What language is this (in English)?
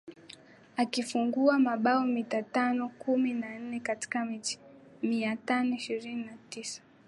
Swahili